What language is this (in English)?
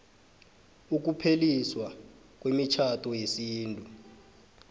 South Ndebele